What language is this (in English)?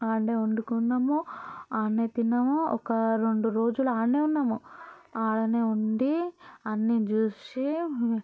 Telugu